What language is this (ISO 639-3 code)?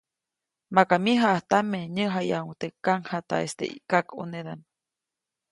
zoc